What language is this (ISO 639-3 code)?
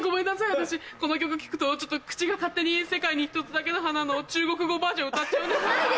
jpn